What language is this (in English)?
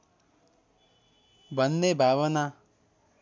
Nepali